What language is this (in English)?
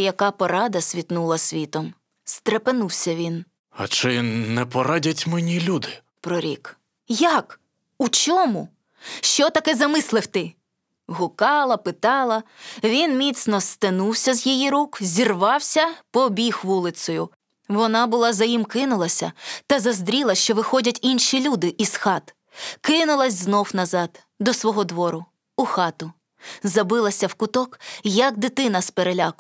Ukrainian